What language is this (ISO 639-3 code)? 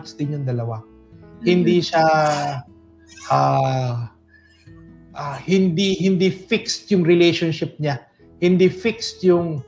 fil